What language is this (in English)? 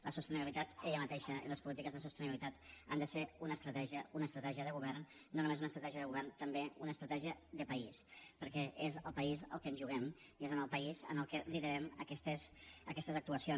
Catalan